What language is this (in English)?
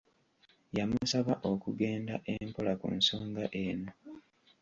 Ganda